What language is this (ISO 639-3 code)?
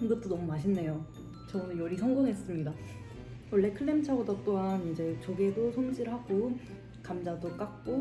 kor